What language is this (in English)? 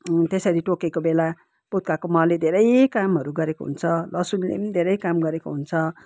Nepali